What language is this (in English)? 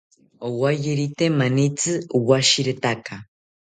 South Ucayali Ashéninka